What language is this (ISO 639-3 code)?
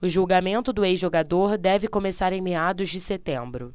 por